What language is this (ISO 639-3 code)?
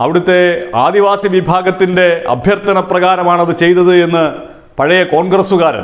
hin